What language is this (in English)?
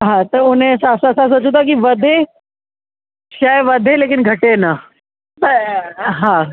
Sindhi